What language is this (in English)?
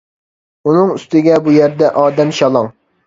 Uyghur